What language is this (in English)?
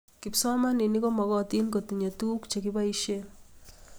Kalenjin